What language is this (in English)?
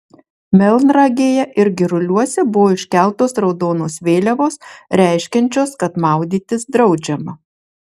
Lithuanian